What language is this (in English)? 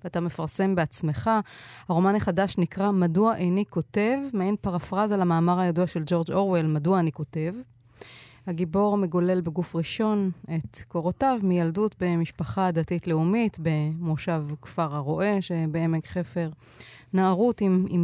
Hebrew